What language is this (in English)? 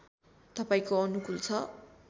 Nepali